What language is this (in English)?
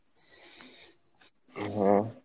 Bangla